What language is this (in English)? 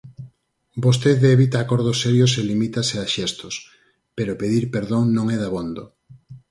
Galician